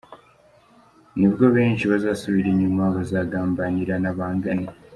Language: Kinyarwanda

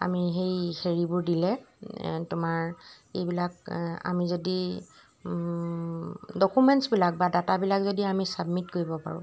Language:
Assamese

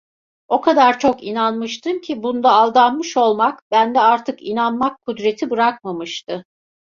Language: Turkish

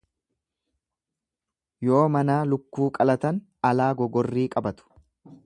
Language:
Oromo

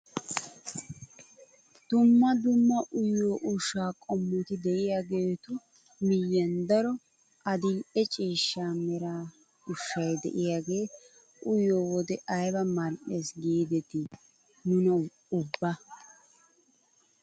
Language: Wolaytta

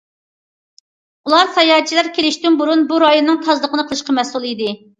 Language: Uyghur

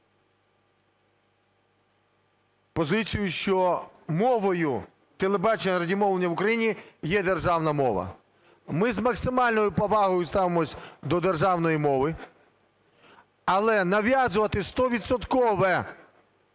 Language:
Ukrainian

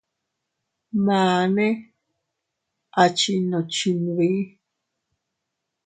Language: Teutila Cuicatec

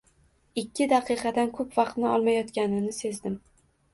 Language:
Uzbek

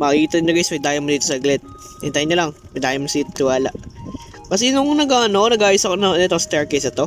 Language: Filipino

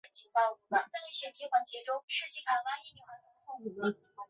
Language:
Chinese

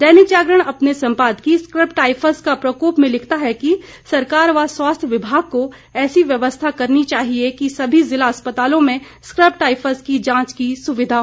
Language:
Hindi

